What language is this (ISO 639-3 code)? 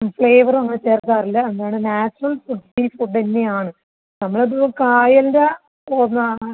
mal